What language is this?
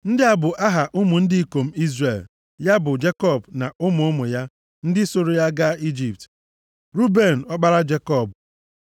Igbo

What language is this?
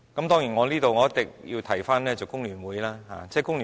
Cantonese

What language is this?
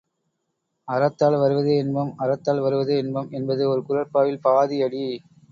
Tamil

